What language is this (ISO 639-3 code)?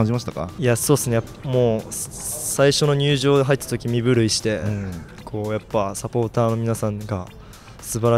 jpn